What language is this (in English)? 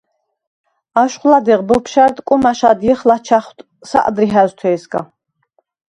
Svan